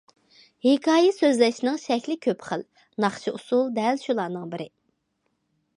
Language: Uyghur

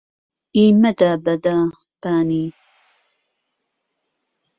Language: Central Kurdish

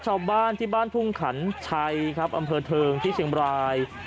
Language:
Thai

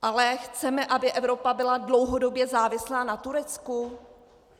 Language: Czech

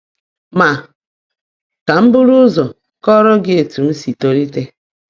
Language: Igbo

